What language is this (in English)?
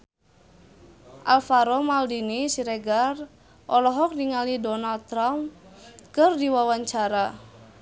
Sundanese